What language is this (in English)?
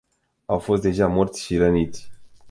Romanian